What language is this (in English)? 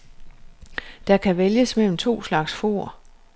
Danish